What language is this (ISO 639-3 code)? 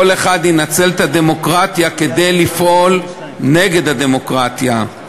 heb